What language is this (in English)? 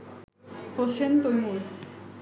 Bangla